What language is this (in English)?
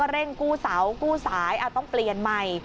Thai